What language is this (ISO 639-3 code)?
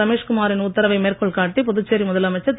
tam